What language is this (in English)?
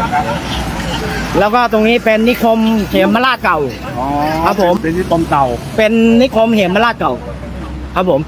Thai